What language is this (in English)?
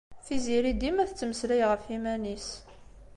Kabyle